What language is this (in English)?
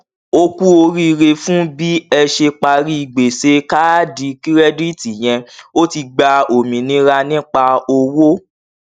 Yoruba